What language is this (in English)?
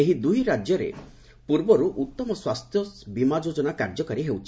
Odia